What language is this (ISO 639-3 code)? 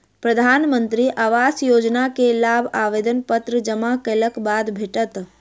mai